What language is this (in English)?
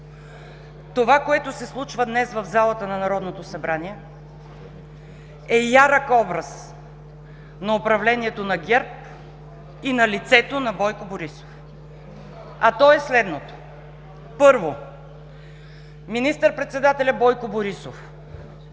Bulgarian